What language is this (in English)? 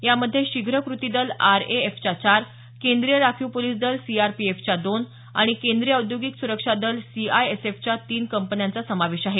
Marathi